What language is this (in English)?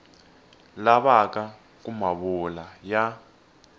Tsonga